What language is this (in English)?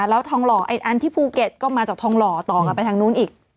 Thai